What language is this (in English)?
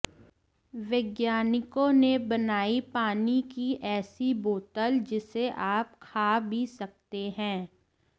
Hindi